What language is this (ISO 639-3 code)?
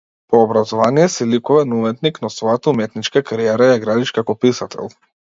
mkd